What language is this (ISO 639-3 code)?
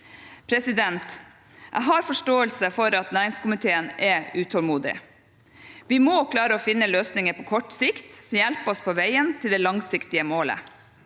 nor